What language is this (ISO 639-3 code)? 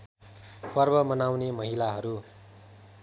nep